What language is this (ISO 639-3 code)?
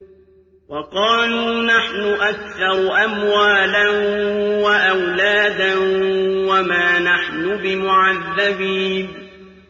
ara